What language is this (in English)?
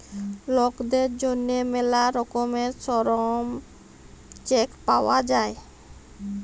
Bangla